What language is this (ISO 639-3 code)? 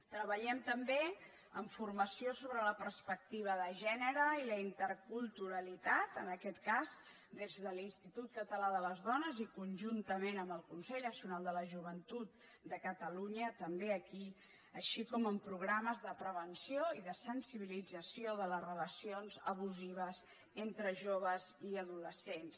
cat